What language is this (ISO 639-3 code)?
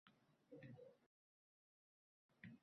uzb